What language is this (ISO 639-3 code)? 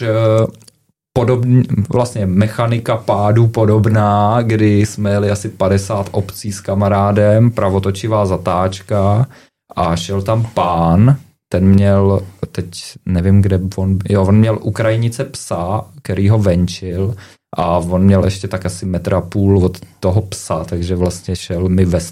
ces